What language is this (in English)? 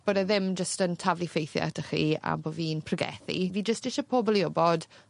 Welsh